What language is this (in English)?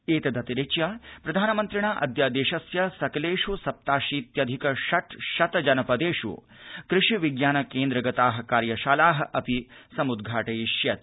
Sanskrit